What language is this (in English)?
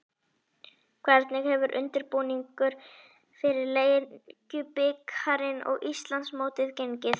Icelandic